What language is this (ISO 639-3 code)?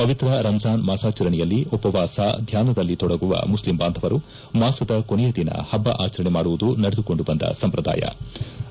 kan